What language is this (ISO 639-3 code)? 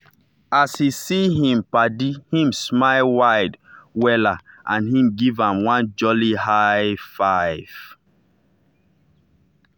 pcm